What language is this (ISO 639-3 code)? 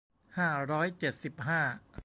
tha